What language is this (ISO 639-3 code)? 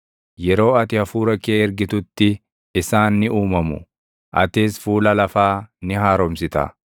orm